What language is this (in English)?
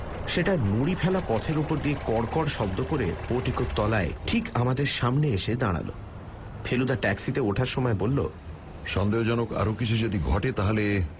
Bangla